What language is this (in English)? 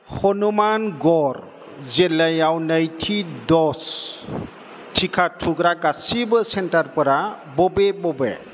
Bodo